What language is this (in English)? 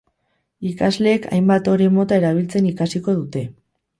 Basque